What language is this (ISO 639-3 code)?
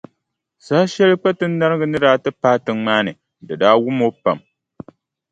dag